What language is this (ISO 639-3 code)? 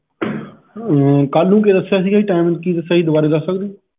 pan